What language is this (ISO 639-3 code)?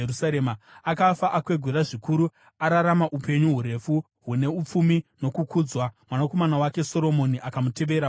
sna